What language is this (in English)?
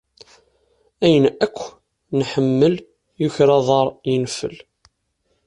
Kabyle